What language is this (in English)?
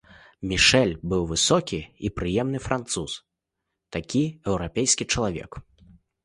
Belarusian